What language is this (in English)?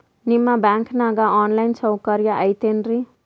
Kannada